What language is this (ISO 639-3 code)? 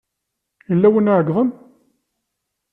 kab